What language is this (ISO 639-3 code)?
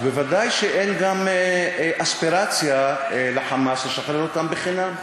heb